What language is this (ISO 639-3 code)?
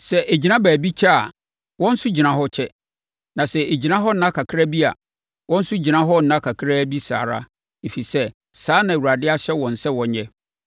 aka